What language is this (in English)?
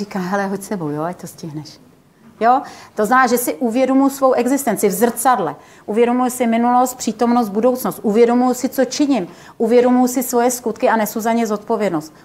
Czech